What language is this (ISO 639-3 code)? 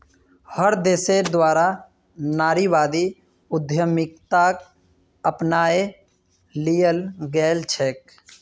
mag